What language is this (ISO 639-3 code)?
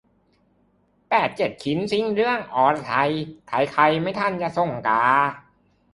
tha